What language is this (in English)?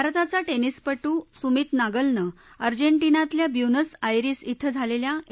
Marathi